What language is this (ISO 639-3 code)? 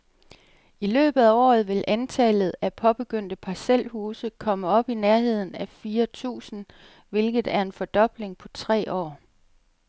dan